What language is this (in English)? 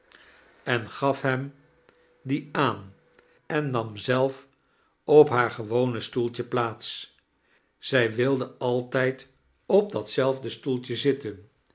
Dutch